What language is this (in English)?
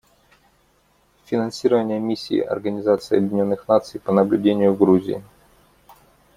Russian